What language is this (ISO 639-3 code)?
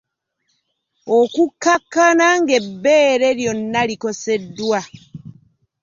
lug